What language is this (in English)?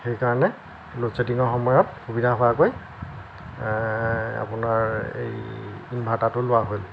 Assamese